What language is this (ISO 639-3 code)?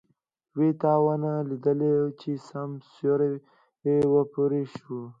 pus